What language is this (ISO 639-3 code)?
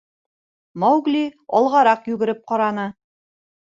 bak